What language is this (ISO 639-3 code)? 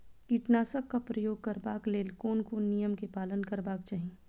mai